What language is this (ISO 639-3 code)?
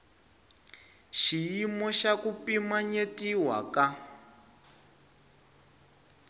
tso